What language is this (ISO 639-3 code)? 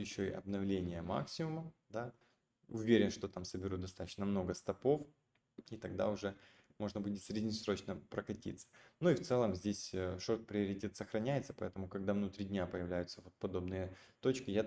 rus